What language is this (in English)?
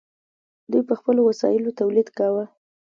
Pashto